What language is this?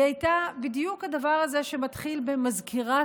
Hebrew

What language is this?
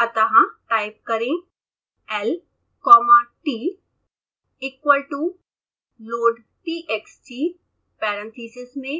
Hindi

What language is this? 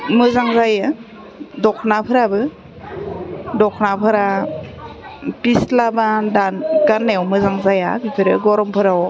Bodo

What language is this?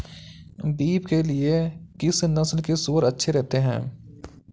Hindi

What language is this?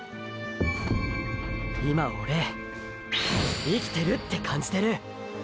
Japanese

